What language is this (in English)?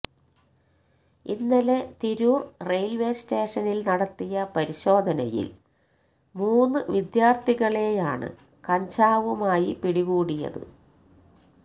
Malayalam